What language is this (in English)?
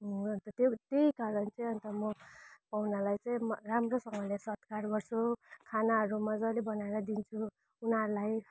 Nepali